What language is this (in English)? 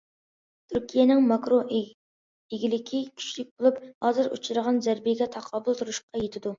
Uyghur